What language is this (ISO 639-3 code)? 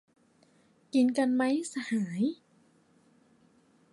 tha